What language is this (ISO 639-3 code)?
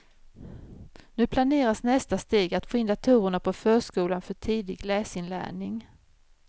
swe